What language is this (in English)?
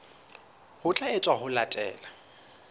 Southern Sotho